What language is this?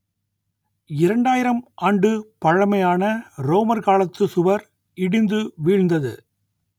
Tamil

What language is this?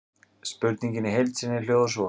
Icelandic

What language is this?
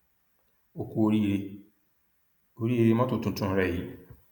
Yoruba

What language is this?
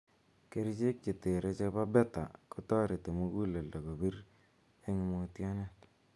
Kalenjin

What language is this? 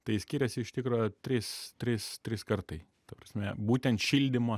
Lithuanian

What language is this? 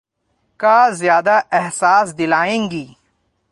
Urdu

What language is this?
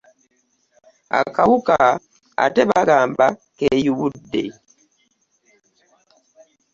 Ganda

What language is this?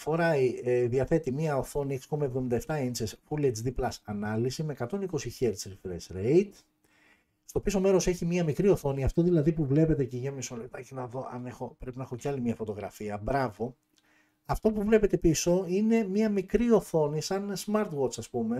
Greek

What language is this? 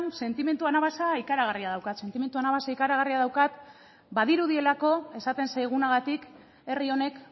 Basque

